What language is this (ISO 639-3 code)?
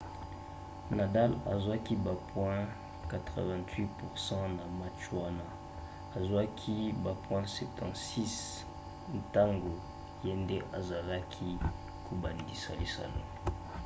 lin